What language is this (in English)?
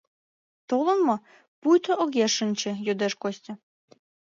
Mari